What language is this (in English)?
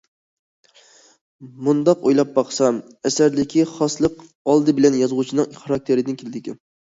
Uyghur